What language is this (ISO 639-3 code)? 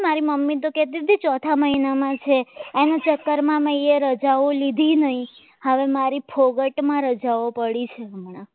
guj